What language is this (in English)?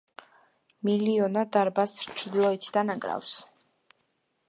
Georgian